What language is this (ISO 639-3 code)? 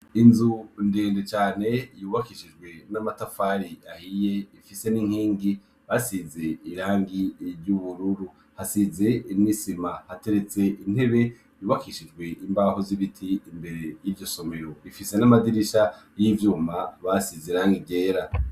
run